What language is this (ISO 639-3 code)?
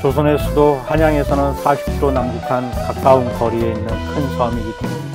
kor